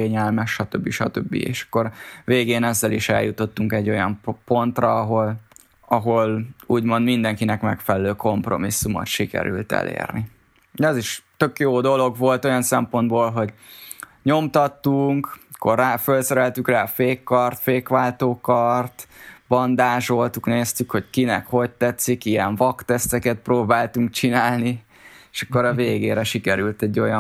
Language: Hungarian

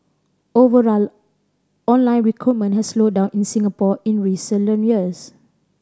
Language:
English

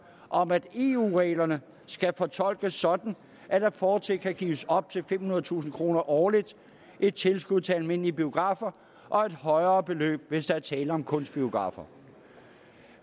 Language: Danish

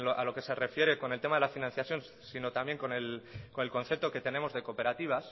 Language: Spanish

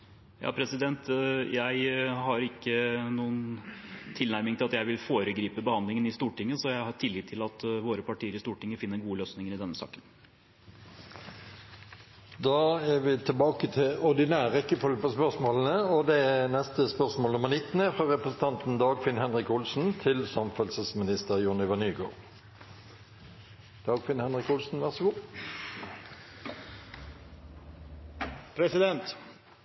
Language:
Norwegian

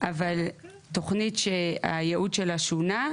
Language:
Hebrew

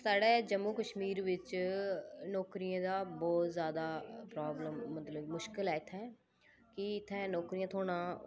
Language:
Dogri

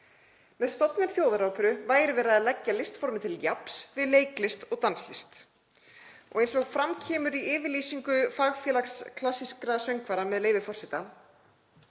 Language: Icelandic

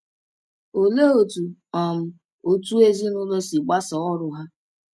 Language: Igbo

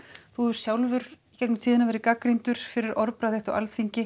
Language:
Icelandic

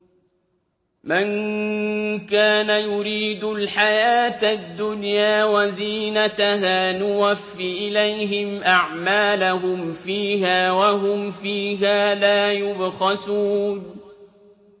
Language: Arabic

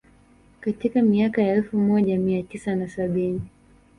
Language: Swahili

